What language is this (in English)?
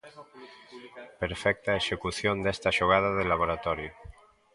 Galician